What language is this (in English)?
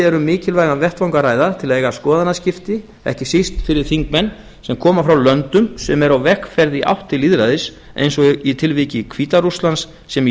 Icelandic